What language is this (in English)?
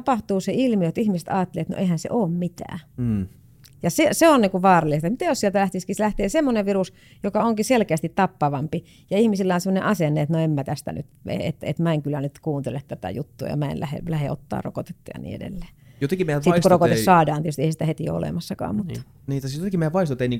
Finnish